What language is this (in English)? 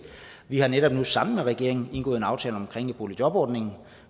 Danish